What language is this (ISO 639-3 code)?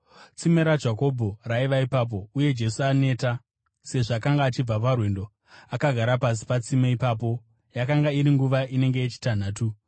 sna